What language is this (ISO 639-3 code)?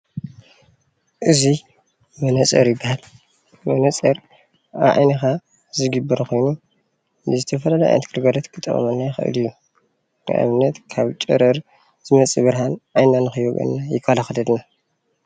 tir